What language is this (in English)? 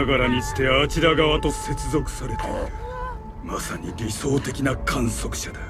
Japanese